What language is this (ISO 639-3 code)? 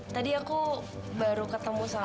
ind